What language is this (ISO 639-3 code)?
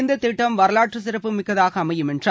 tam